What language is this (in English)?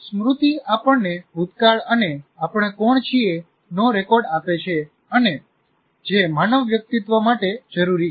Gujarati